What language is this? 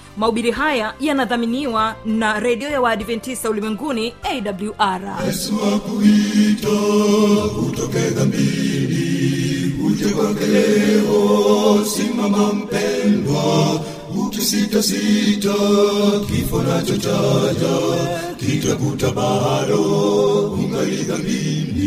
Swahili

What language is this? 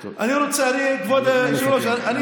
Hebrew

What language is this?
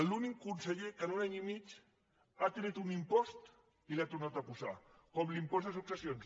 Catalan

